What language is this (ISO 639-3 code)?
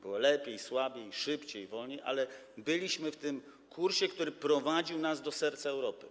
pol